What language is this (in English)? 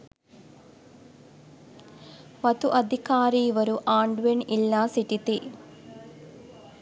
Sinhala